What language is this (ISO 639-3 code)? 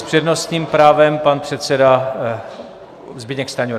ces